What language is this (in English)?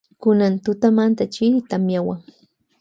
Loja Highland Quichua